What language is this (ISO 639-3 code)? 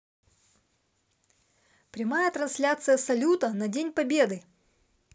rus